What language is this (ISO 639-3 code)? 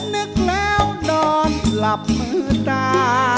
tha